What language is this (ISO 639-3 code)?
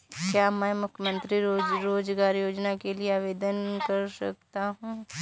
hin